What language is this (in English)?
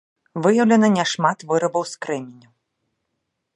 Belarusian